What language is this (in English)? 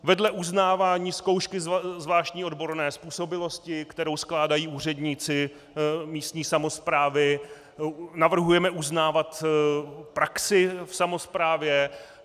Czech